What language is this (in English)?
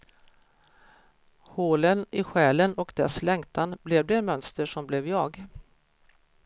Swedish